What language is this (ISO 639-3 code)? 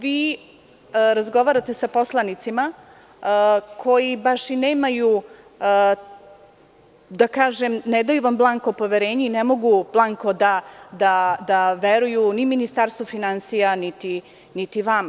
srp